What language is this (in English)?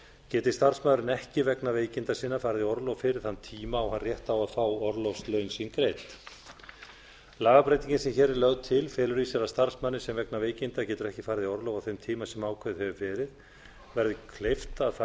Icelandic